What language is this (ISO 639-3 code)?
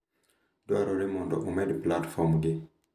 luo